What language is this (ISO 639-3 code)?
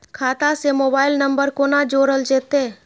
mai